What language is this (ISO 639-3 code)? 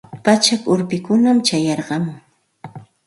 qxt